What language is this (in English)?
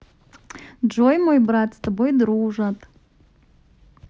Russian